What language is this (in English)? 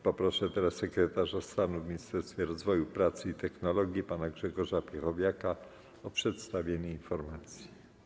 Polish